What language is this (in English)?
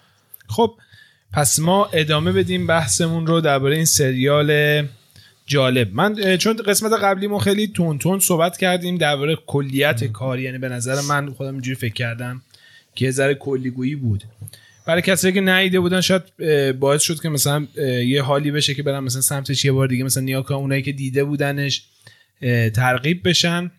Persian